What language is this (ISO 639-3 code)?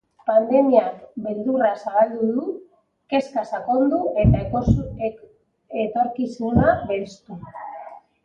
eus